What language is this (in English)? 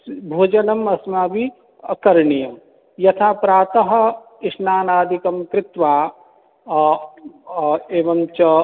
Sanskrit